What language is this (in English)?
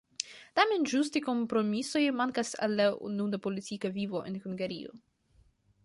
Esperanto